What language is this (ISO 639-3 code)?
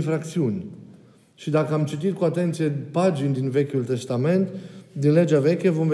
ron